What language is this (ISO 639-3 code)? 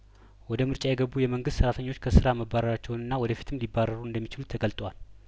amh